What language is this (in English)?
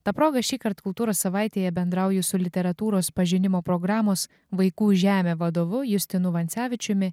Lithuanian